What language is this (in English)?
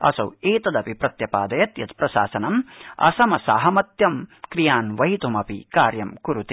Sanskrit